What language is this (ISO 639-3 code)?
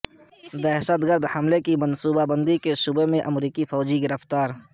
urd